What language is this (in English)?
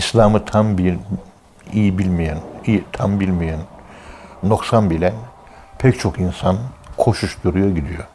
Turkish